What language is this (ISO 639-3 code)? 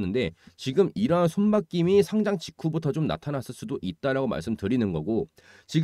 kor